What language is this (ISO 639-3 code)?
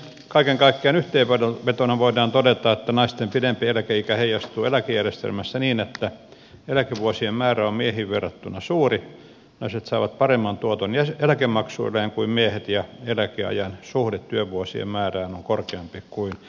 fin